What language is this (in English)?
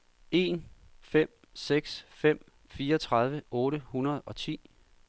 Danish